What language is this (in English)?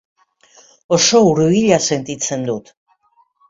Basque